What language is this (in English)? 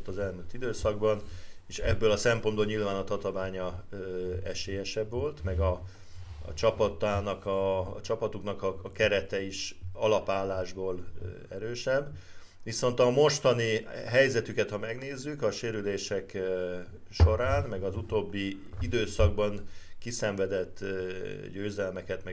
Hungarian